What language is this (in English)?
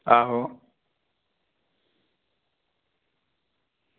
Dogri